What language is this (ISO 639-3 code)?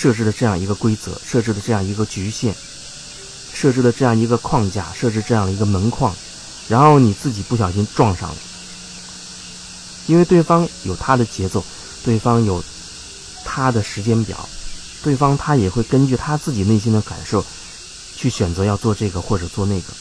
zho